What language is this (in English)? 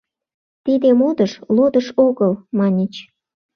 Mari